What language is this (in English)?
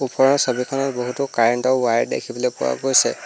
Assamese